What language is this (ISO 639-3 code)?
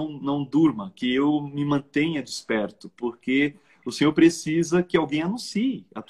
por